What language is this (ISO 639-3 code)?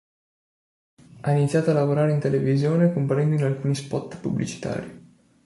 ita